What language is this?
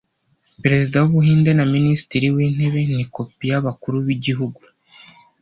Kinyarwanda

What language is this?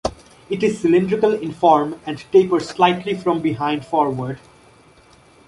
English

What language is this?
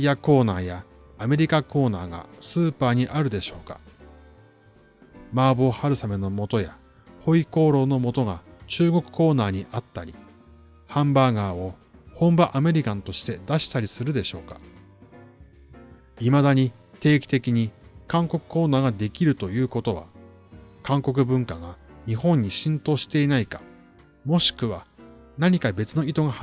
Japanese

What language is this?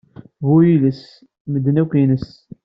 Kabyle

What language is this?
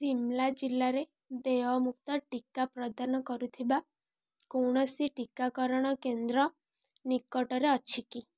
Odia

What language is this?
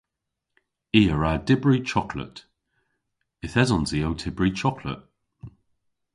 Cornish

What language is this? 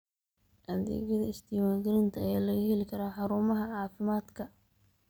Somali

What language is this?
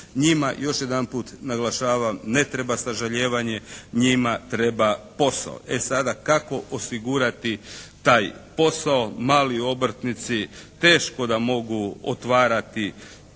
Croatian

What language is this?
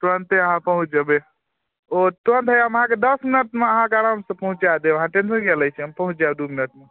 Maithili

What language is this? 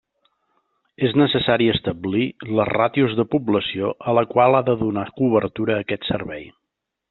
Catalan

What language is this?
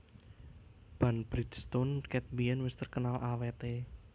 Javanese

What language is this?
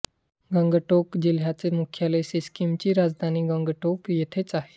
Marathi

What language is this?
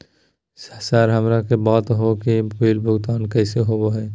Magahi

